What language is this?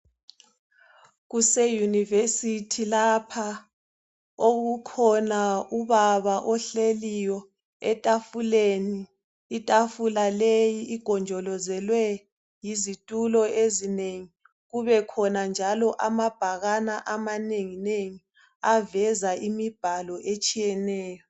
North Ndebele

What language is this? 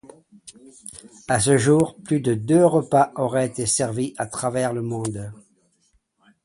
French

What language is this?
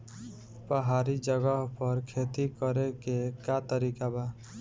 Bhojpuri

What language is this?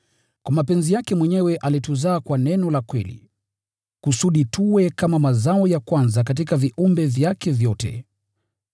Swahili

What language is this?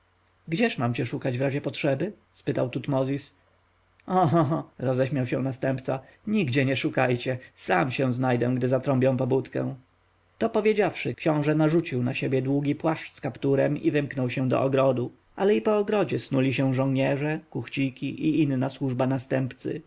Polish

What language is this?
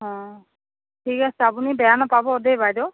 Assamese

